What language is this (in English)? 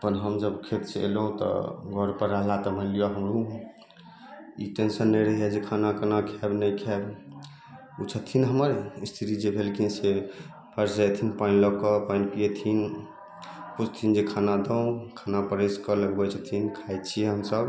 Maithili